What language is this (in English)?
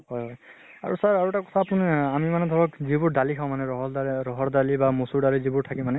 Assamese